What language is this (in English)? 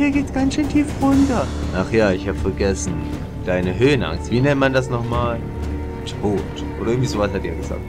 German